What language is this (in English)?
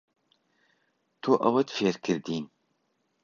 Central Kurdish